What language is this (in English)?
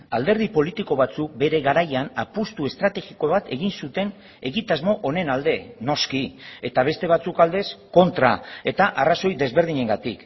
Basque